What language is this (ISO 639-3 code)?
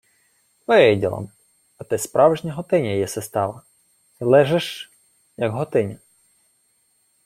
ukr